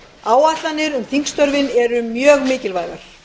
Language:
Icelandic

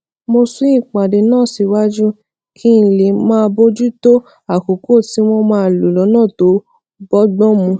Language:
Yoruba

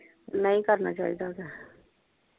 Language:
Punjabi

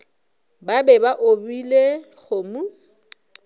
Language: Northern Sotho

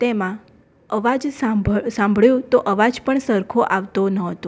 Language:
Gujarati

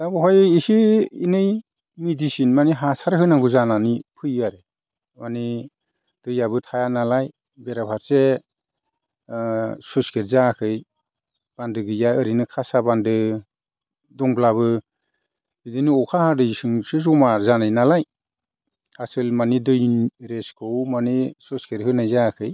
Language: Bodo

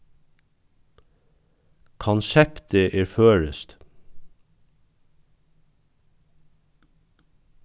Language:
Faroese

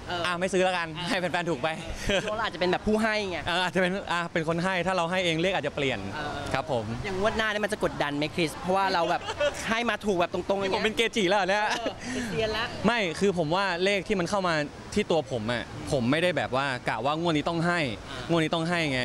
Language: Thai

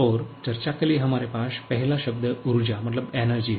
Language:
Hindi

